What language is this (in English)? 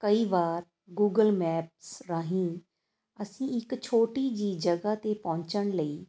Punjabi